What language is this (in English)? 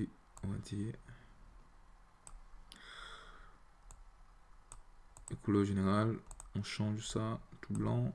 French